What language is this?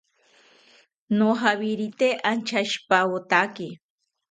South Ucayali Ashéninka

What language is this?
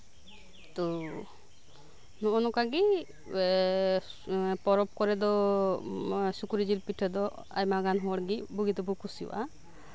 Santali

